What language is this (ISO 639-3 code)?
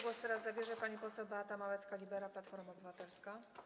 pol